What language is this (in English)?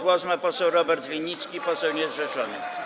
Polish